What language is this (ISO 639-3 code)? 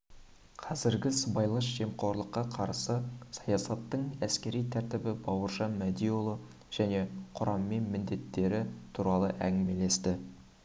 kaz